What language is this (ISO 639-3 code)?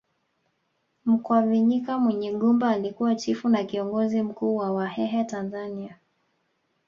swa